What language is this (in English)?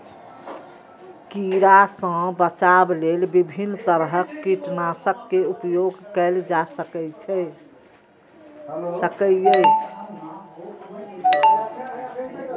Maithili